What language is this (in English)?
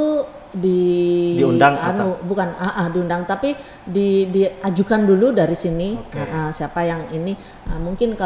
Indonesian